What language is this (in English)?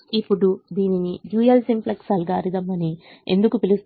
Telugu